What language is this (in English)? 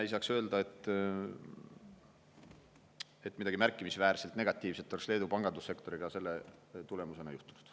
Estonian